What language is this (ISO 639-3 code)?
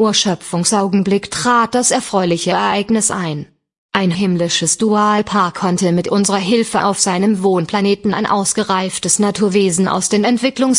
deu